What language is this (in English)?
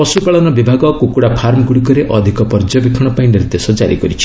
Odia